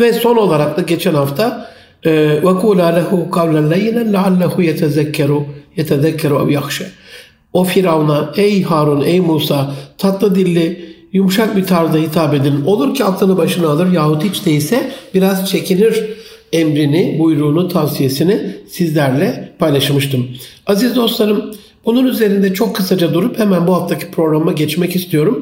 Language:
Turkish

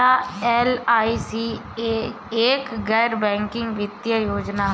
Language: Hindi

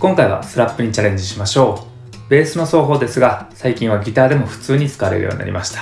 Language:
Japanese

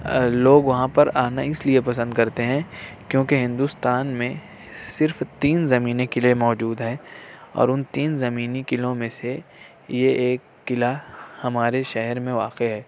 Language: Urdu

